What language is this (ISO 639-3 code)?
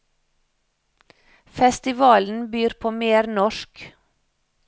nor